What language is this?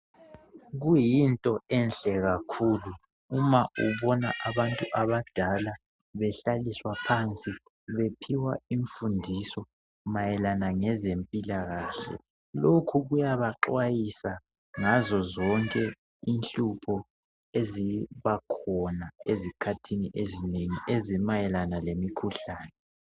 North Ndebele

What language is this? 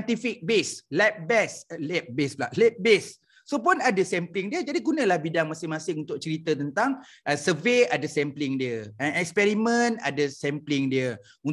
Malay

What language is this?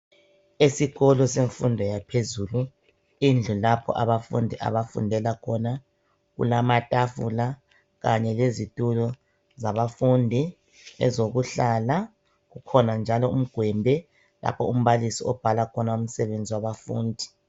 North Ndebele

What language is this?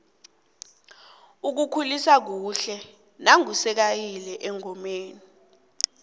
South Ndebele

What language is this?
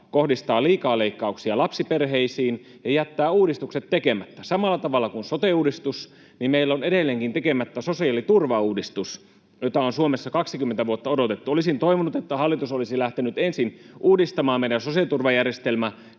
Finnish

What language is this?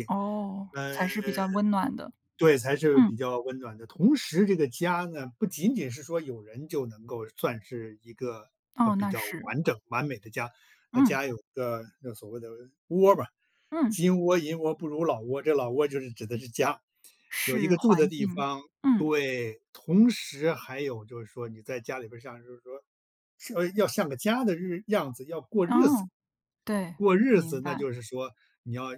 Chinese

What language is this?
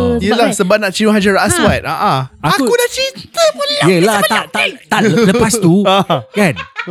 Malay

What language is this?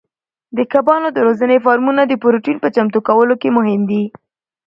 Pashto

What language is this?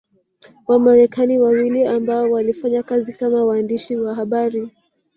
Swahili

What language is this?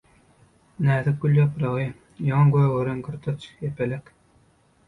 Turkmen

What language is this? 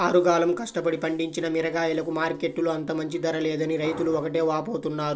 Telugu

